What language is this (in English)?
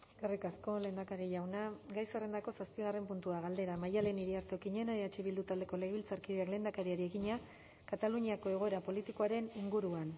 Basque